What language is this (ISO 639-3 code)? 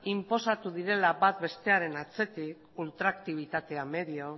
eus